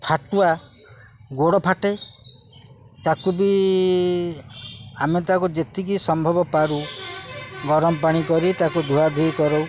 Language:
Odia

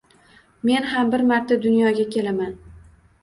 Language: Uzbek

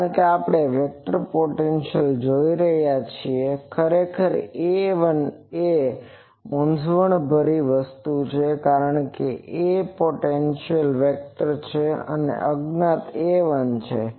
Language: Gujarati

